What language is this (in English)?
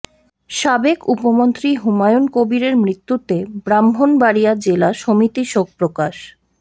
Bangla